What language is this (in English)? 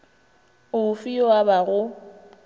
Northern Sotho